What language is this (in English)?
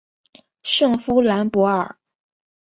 Chinese